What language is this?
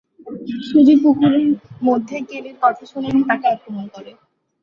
Bangla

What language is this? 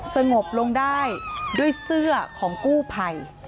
Thai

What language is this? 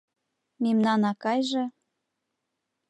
Mari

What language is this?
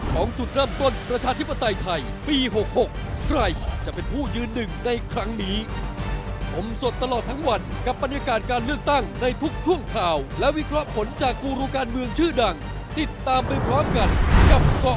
Thai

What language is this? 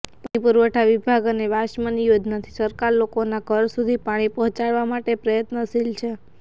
Gujarati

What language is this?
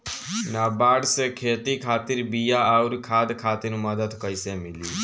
Bhojpuri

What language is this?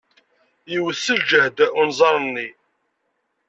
Kabyle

